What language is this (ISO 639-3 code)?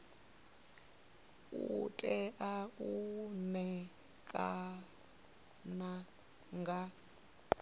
ven